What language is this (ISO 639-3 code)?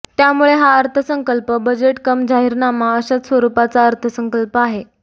mar